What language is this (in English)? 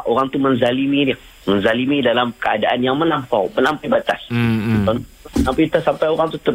Malay